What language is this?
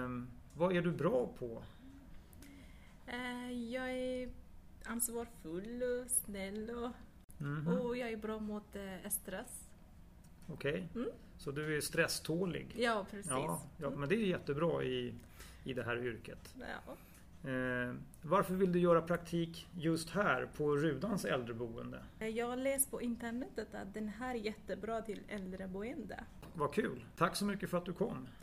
Swedish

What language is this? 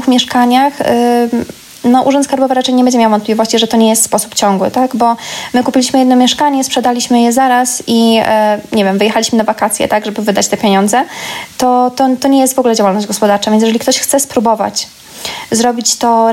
Polish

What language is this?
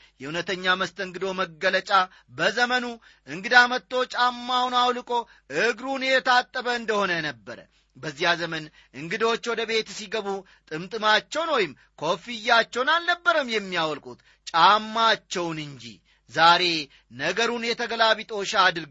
Amharic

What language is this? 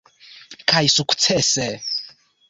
Esperanto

